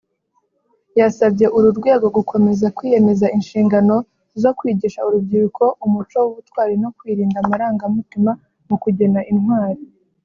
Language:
Kinyarwanda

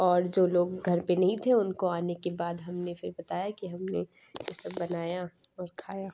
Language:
Urdu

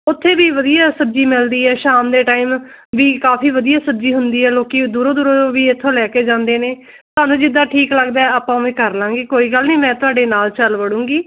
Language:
Punjabi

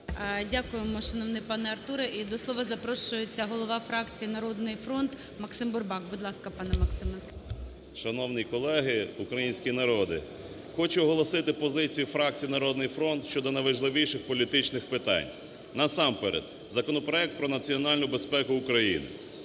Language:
Ukrainian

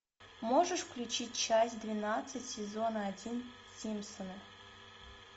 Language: Russian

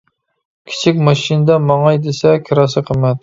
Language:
Uyghur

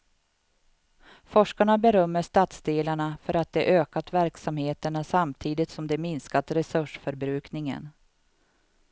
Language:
Swedish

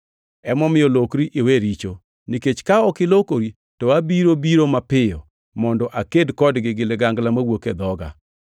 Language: Luo (Kenya and Tanzania)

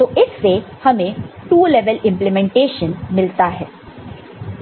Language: Hindi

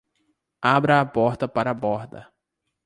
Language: Portuguese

